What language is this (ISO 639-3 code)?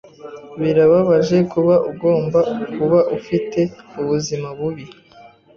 kin